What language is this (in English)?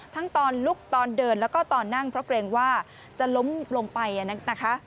Thai